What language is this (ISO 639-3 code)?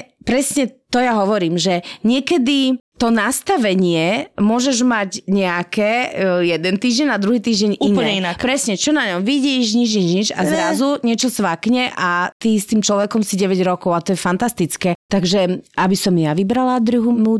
slk